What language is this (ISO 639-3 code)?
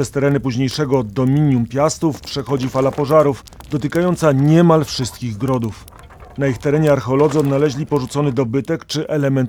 pol